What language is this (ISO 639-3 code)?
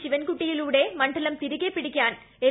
mal